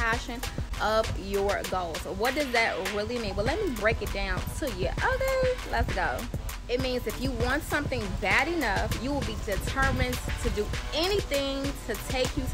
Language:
English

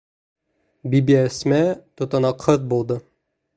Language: Bashkir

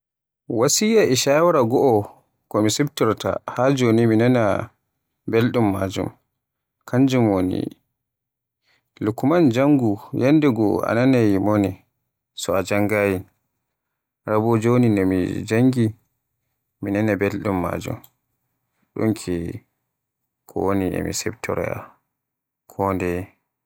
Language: Borgu Fulfulde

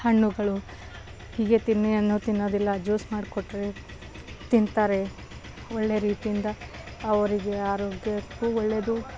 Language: Kannada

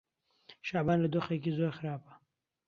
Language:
Central Kurdish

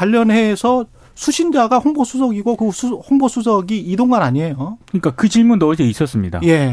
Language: Korean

